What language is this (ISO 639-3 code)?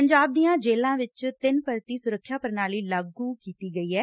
pan